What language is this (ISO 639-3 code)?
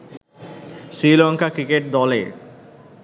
ben